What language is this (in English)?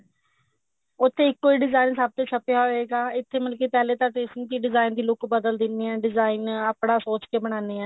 Punjabi